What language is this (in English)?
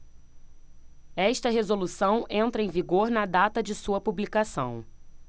Portuguese